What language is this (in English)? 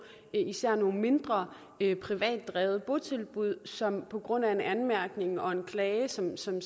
Danish